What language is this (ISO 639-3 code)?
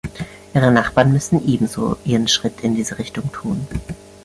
deu